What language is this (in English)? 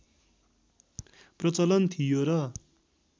Nepali